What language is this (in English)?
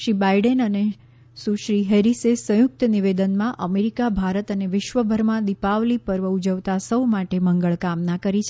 Gujarati